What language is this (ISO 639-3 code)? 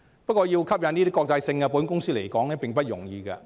yue